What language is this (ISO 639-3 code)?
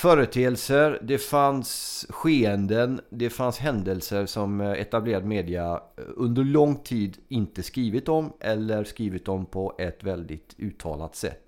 swe